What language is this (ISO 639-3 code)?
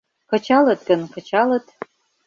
chm